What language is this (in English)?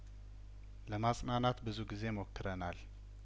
Amharic